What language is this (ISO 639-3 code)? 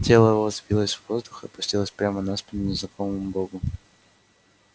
rus